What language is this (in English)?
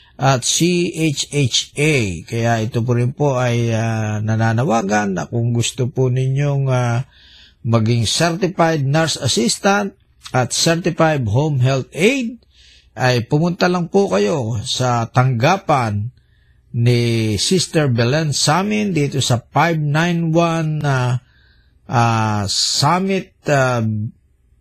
Filipino